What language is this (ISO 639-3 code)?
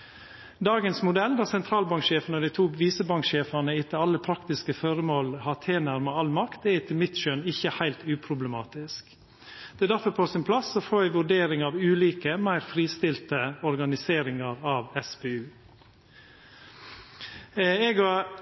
nno